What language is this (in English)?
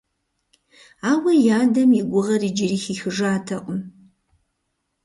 Kabardian